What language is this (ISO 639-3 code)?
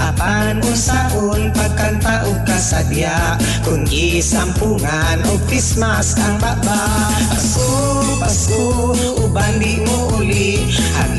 fil